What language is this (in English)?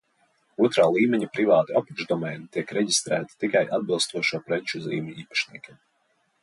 Latvian